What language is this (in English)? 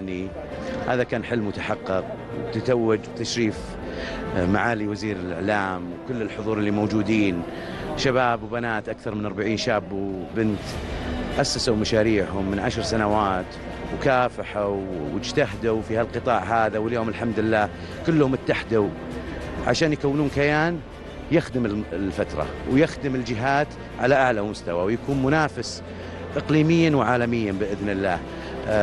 Arabic